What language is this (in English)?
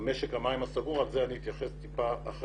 Hebrew